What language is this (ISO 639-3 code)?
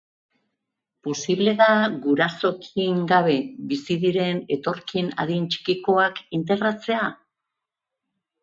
eus